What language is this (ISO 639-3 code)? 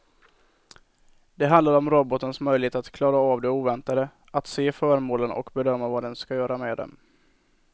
swe